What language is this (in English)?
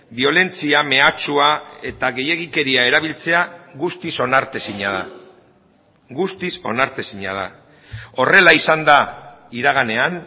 Basque